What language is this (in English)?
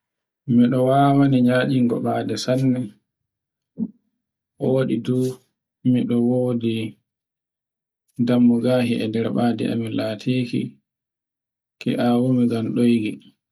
Borgu Fulfulde